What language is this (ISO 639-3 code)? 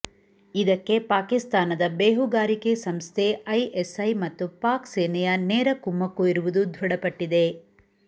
kan